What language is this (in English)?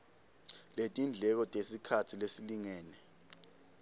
Swati